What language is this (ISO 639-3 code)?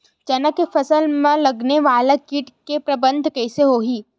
hne